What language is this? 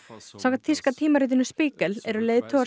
Icelandic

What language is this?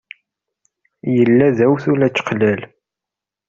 Kabyle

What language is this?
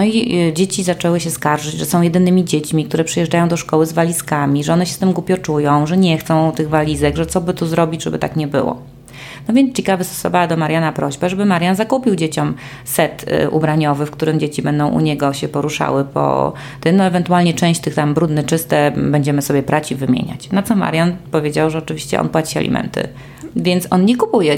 Polish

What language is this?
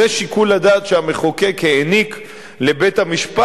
Hebrew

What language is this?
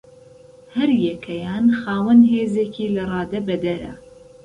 Central Kurdish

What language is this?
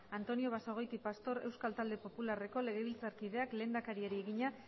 Basque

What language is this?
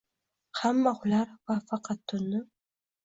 Uzbek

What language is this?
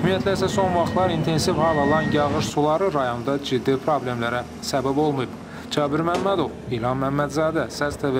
Turkish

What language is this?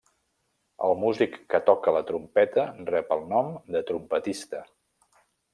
Catalan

